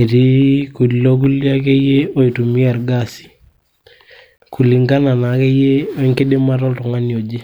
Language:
Masai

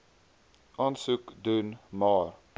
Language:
Afrikaans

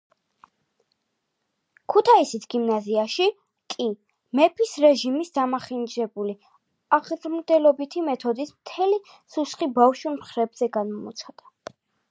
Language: Georgian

